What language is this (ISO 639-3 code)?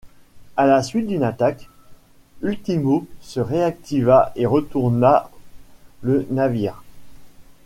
fra